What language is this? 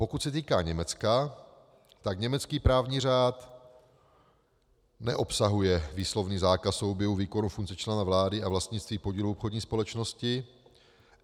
Czech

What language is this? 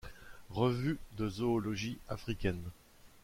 French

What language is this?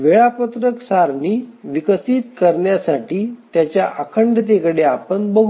Marathi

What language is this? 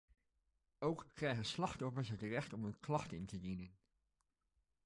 Dutch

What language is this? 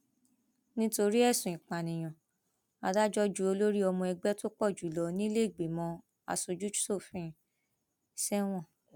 Yoruba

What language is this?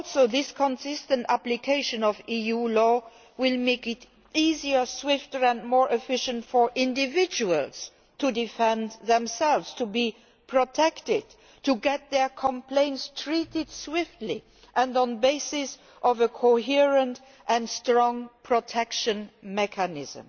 English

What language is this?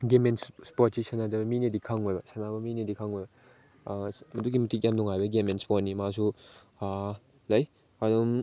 Manipuri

